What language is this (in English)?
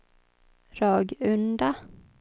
Swedish